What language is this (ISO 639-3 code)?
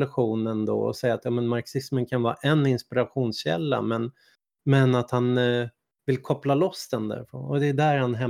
swe